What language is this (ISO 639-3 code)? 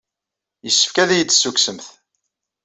kab